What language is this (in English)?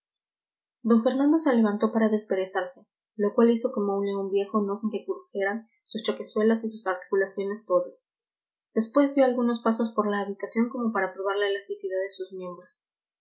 Spanish